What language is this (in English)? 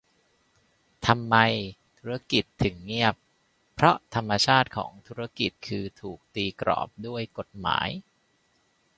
Thai